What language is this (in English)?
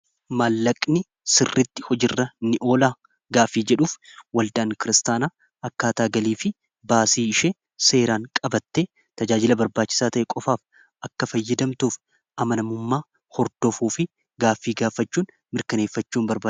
Oromo